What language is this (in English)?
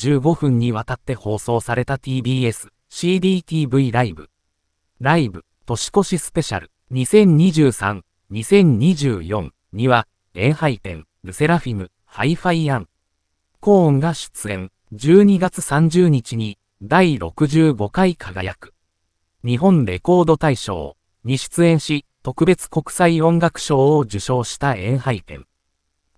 Japanese